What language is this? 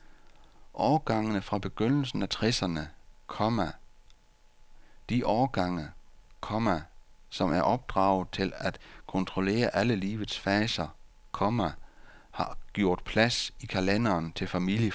Danish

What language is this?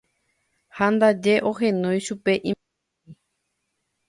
Guarani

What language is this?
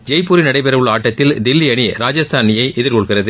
Tamil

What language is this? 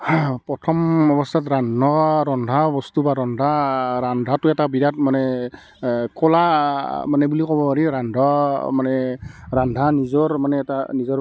Assamese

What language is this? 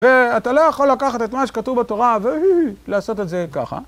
Hebrew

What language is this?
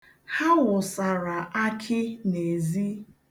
Igbo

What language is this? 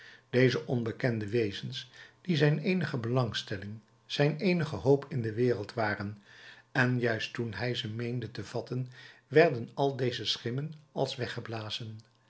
Dutch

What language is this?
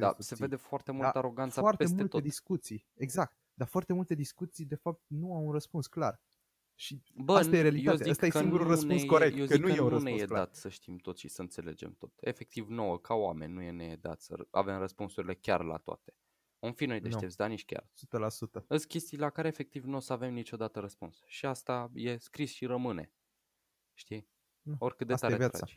Romanian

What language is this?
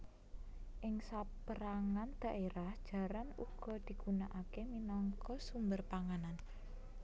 Javanese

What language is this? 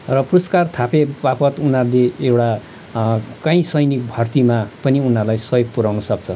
Nepali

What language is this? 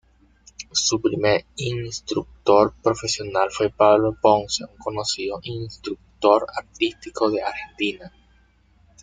Spanish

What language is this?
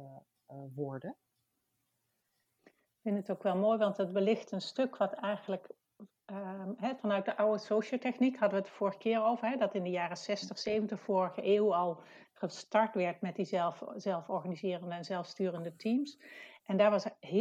Dutch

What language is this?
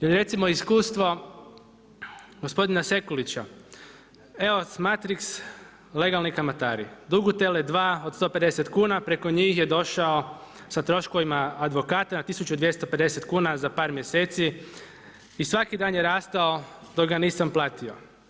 Croatian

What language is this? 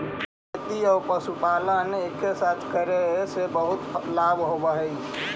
Magahi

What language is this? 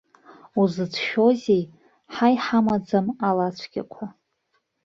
Abkhazian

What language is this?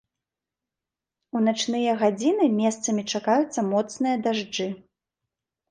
Belarusian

